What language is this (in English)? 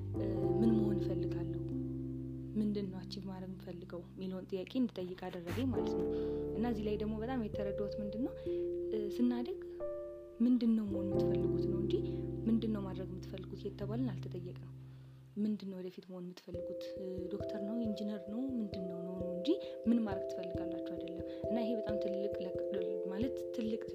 Amharic